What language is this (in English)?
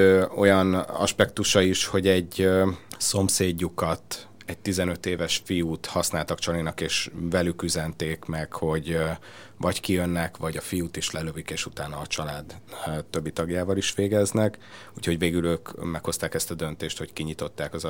Hungarian